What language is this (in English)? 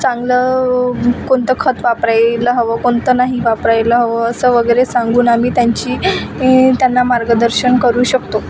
Marathi